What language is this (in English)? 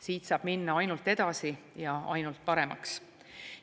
Estonian